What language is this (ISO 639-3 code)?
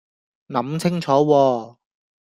yue